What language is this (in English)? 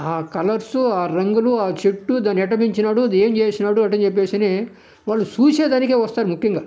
Telugu